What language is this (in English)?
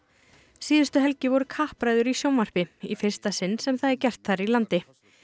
Icelandic